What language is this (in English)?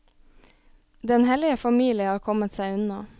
Norwegian